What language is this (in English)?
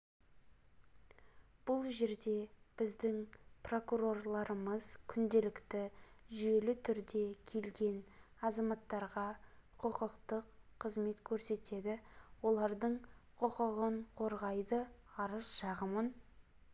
Kazakh